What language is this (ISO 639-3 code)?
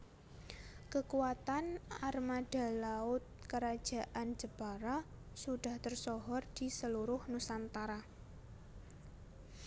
jav